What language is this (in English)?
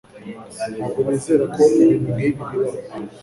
Kinyarwanda